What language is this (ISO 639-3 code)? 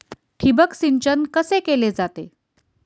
mar